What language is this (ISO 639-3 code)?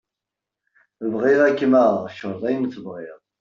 kab